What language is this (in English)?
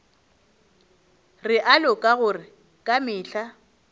Northern Sotho